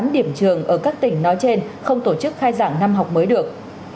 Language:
Vietnamese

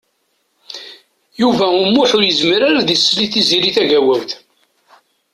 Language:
Kabyle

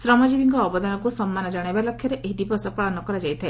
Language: Odia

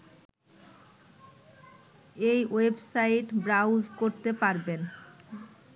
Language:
Bangla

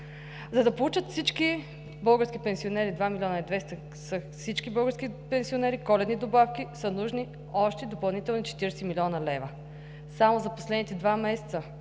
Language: Bulgarian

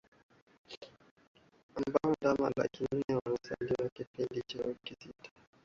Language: Swahili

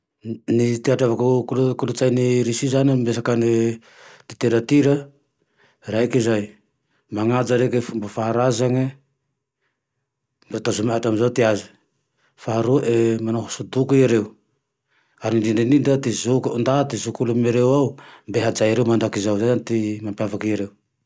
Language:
Tandroy-Mahafaly Malagasy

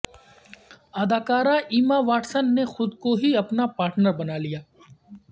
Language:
Urdu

